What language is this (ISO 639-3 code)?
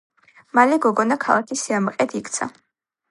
kat